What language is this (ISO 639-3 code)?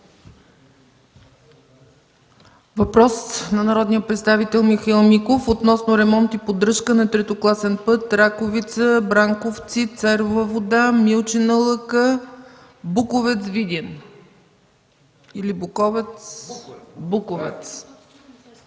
bul